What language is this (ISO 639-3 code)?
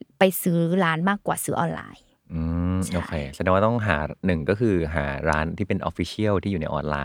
tha